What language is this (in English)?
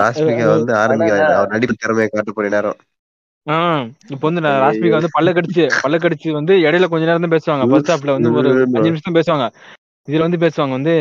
Tamil